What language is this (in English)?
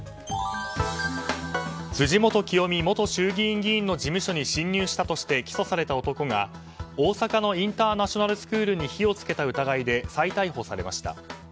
Japanese